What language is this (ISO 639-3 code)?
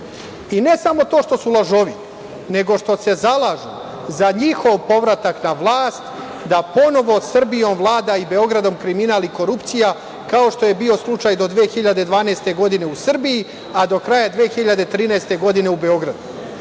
srp